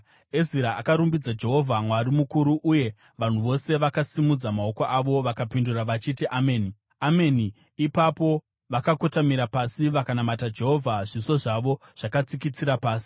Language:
Shona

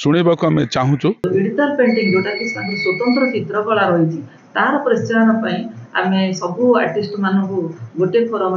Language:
Bangla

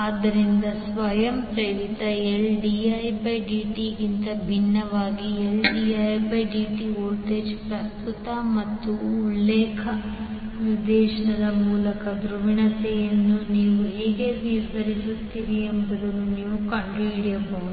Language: Kannada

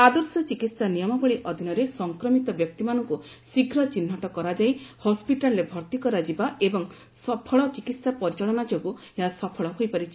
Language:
Odia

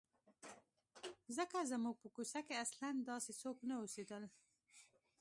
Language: Pashto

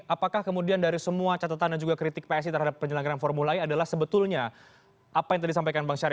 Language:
Indonesian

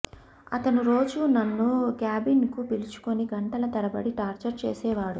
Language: Telugu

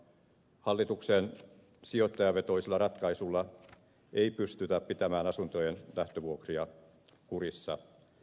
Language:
Finnish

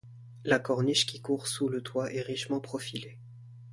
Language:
French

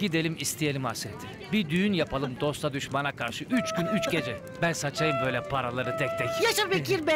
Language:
Turkish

